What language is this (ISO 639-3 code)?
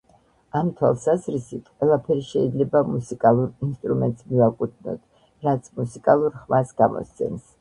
kat